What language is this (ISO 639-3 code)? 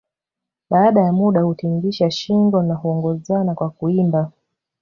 swa